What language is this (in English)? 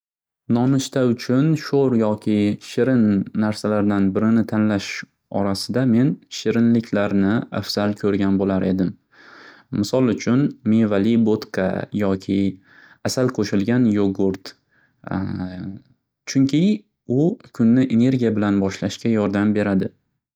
Uzbek